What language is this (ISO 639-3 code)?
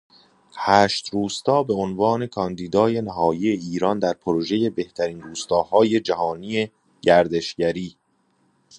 fas